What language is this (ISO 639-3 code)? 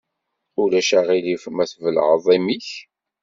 kab